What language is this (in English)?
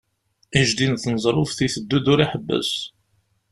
Kabyle